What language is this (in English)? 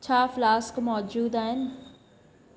Sindhi